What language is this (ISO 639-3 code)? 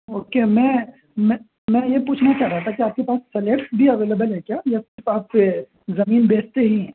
urd